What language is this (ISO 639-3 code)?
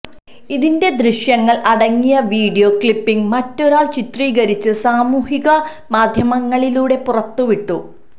mal